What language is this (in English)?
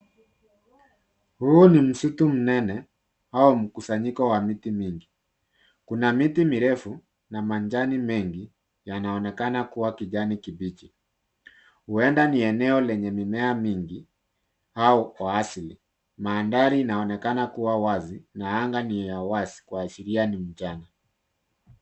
Swahili